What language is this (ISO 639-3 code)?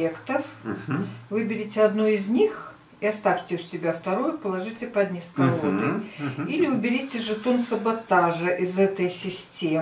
rus